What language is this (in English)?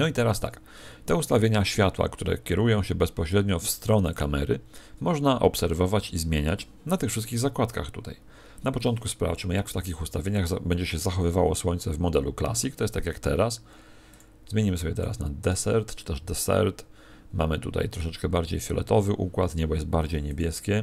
Polish